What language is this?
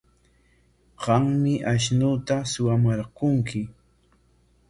Corongo Ancash Quechua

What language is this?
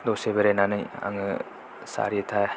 Bodo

